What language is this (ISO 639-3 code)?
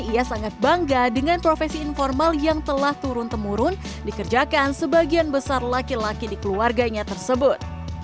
ind